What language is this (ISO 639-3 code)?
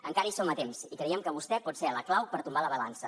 cat